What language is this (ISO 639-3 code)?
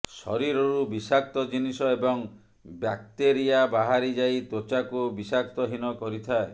ori